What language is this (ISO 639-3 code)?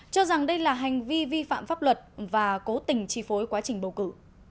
vie